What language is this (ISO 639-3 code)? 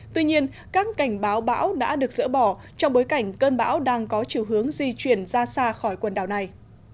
vie